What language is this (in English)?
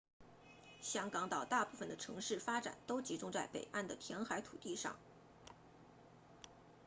Chinese